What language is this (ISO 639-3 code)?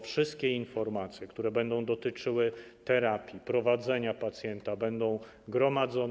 pol